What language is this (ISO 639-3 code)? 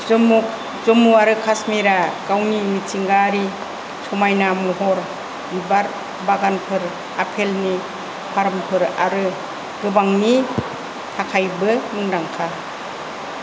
brx